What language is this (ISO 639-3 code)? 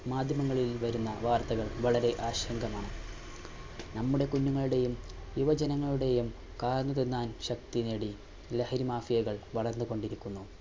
mal